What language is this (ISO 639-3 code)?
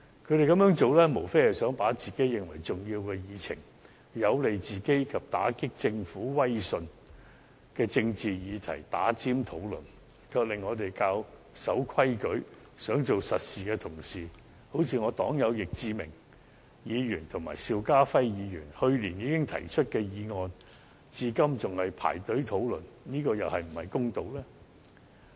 yue